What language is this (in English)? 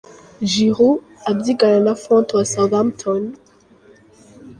Kinyarwanda